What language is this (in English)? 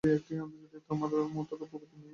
Bangla